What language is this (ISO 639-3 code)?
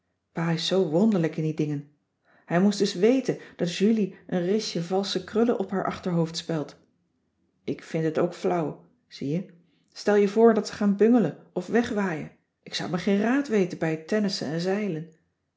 nld